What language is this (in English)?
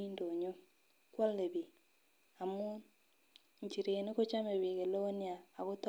Kalenjin